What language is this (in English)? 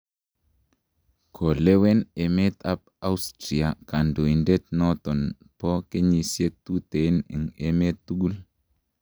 Kalenjin